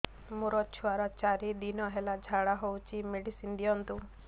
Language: Odia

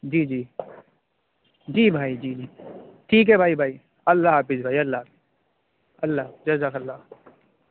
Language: Urdu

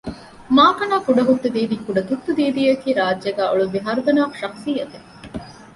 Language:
Divehi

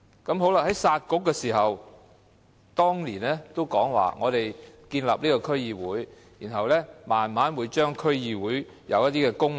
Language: Cantonese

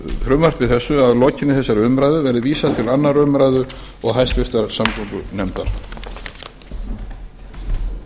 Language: Icelandic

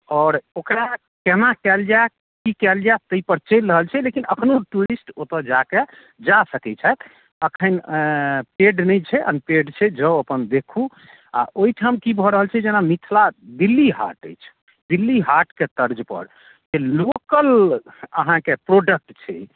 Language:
Maithili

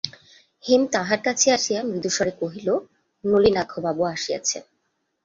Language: Bangla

